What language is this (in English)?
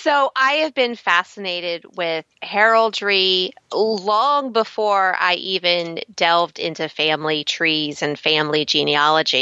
English